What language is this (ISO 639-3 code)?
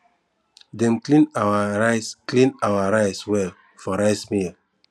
pcm